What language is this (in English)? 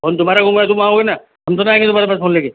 Hindi